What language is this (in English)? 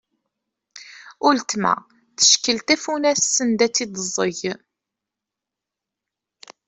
Kabyle